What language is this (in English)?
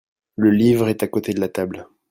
French